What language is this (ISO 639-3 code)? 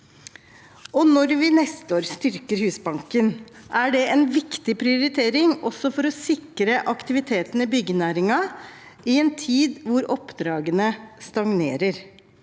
nor